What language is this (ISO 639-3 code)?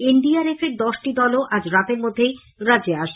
ben